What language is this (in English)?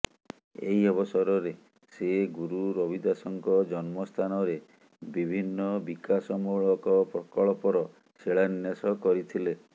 Odia